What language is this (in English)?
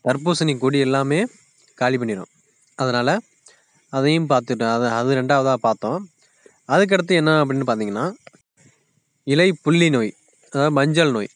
Arabic